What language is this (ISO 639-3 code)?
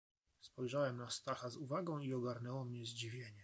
pol